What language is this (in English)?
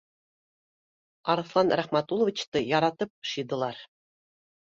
Bashkir